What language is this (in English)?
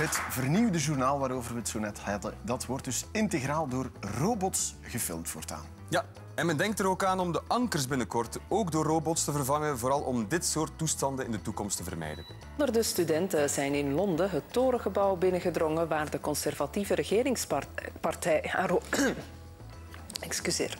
Dutch